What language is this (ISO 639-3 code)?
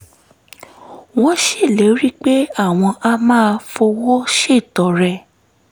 yor